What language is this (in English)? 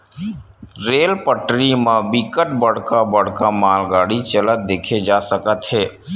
Chhattisgarhi